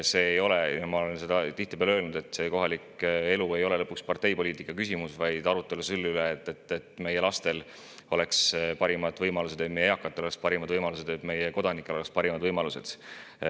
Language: Estonian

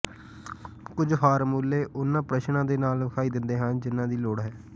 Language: Punjabi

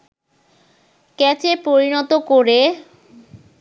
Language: Bangla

